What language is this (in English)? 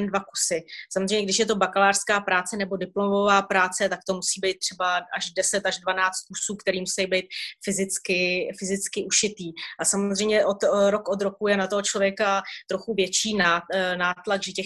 Czech